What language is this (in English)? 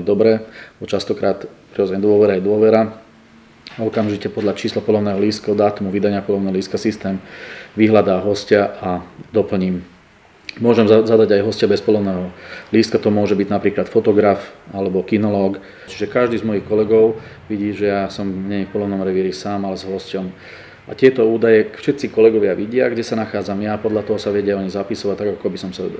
Slovak